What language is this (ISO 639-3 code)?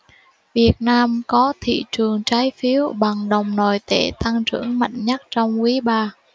vie